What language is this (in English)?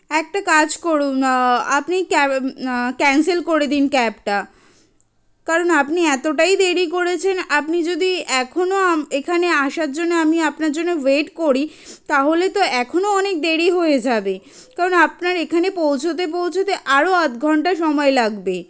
Bangla